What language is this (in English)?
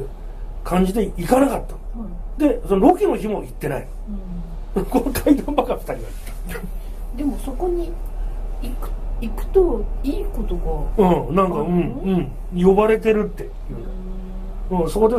Japanese